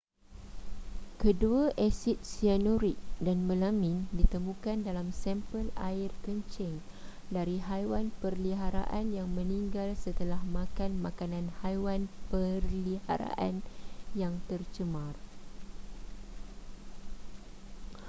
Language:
Malay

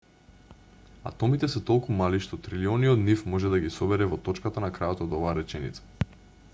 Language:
Macedonian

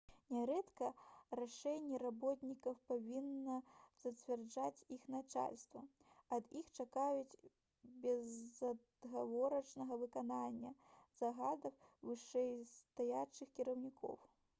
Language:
Belarusian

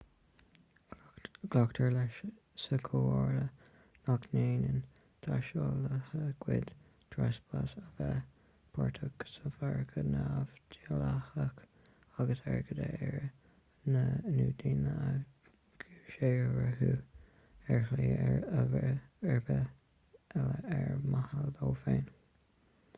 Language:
Irish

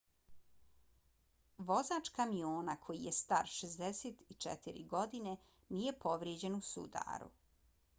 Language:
Bosnian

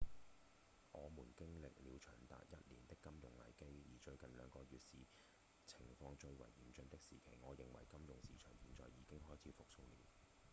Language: Cantonese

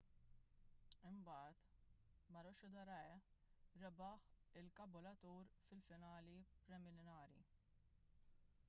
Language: Maltese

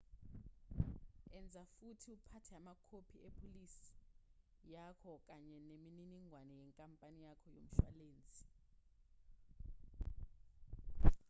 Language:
Zulu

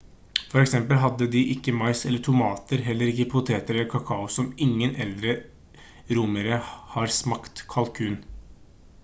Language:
Norwegian Bokmål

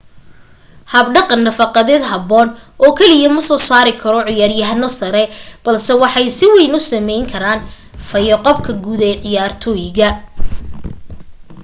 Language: Somali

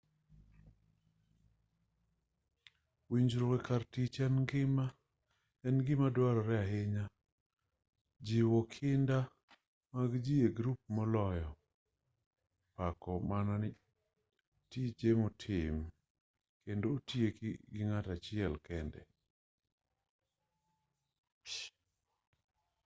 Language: Luo (Kenya and Tanzania)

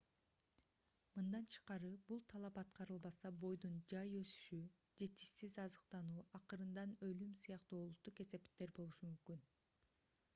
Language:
Kyrgyz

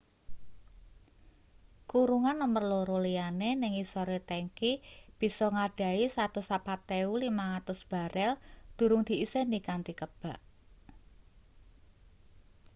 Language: Javanese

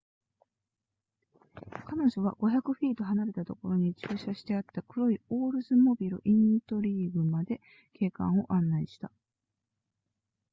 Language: Japanese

